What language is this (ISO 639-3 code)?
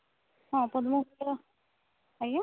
ori